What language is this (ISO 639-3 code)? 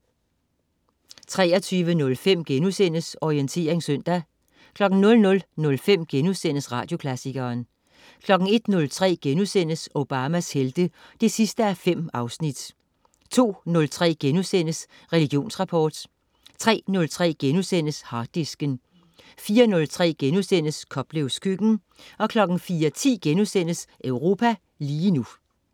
dan